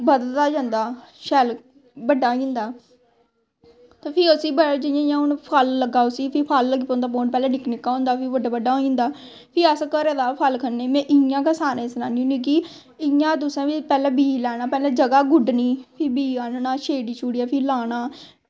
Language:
Dogri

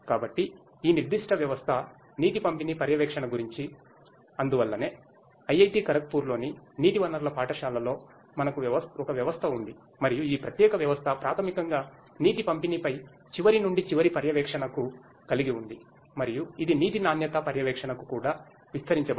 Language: Telugu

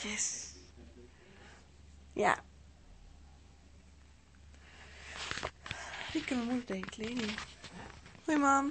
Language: Dutch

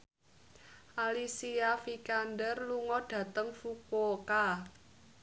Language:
Javanese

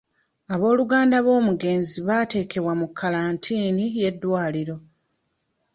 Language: Ganda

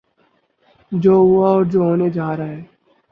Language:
Urdu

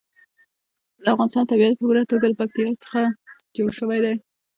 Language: Pashto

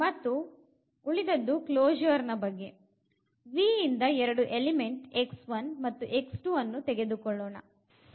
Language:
Kannada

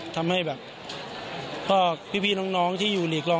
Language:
Thai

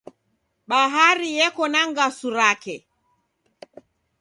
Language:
Taita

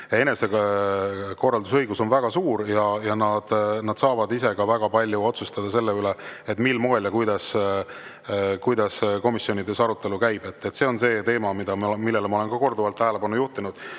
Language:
Estonian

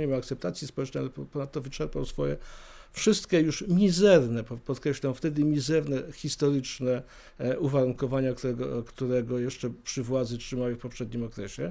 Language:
Polish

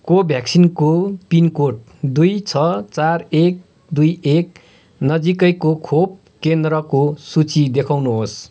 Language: Nepali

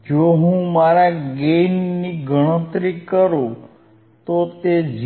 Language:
Gujarati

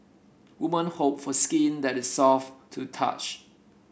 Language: English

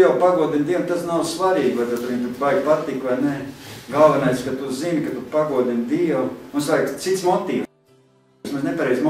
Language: Latvian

